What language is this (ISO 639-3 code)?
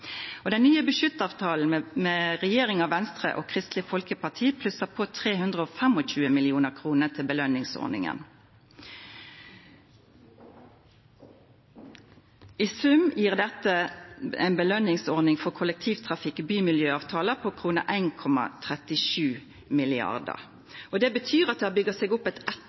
nno